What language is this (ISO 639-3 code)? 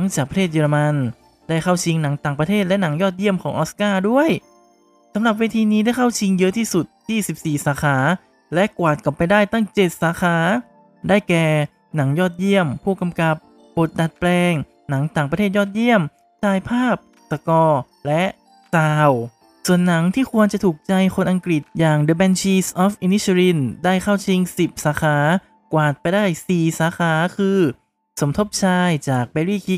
tha